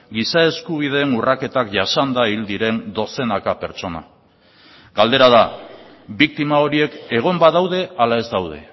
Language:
Basque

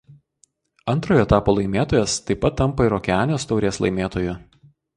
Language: Lithuanian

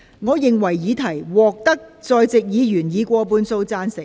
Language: Cantonese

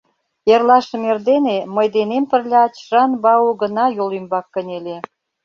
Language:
Mari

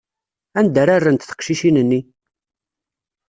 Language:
Kabyle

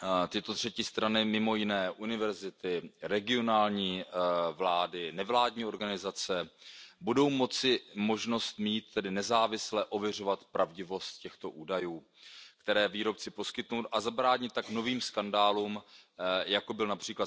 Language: Czech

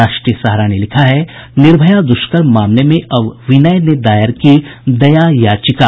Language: Hindi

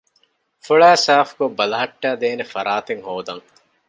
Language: Divehi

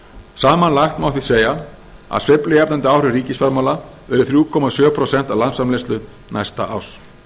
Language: Icelandic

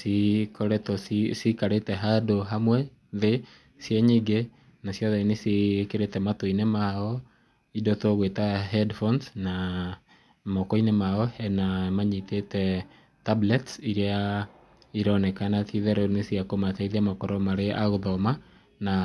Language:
Kikuyu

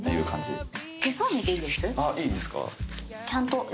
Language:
Japanese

